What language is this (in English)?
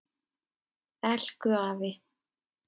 Icelandic